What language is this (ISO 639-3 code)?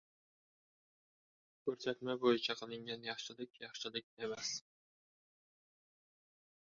uzb